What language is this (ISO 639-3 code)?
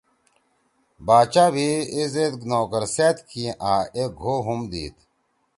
trw